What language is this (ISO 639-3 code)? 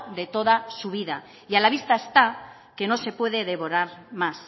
spa